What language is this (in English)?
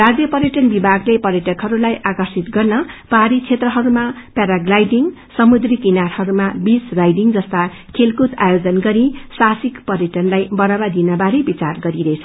Nepali